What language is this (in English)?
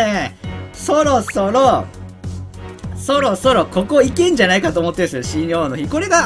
Japanese